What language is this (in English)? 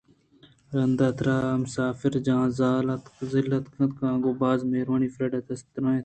Eastern Balochi